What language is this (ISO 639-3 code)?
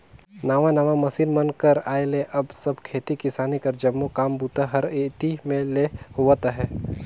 hne